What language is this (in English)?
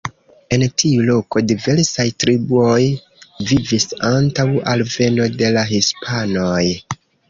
Esperanto